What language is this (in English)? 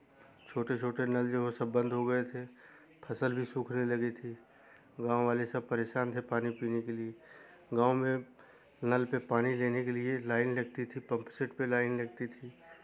Hindi